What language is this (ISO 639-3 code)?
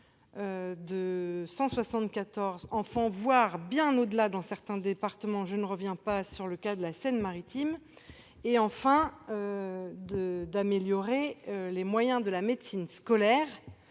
fra